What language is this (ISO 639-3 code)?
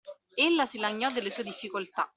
ita